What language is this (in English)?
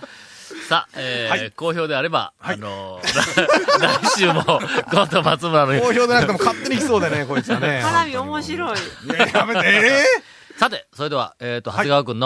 Japanese